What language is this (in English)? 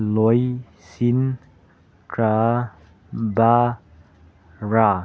Manipuri